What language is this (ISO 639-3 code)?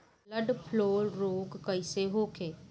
bho